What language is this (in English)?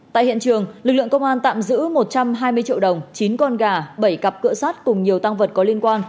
Vietnamese